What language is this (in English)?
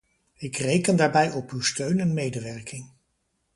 Dutch